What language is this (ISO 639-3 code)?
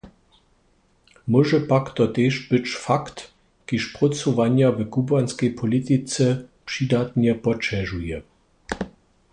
hsb